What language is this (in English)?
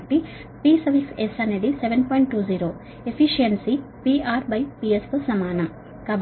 Telugu